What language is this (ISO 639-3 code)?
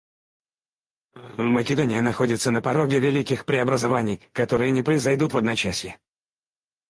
rus